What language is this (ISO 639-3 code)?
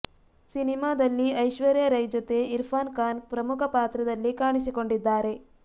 kan